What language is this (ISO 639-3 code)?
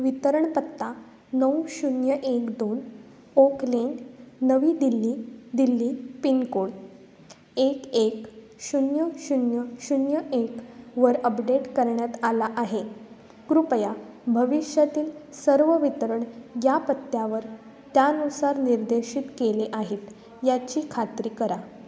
mar